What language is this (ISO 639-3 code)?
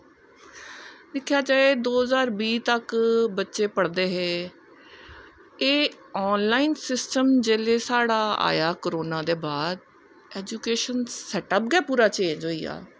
doi